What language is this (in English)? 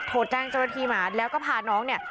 Thai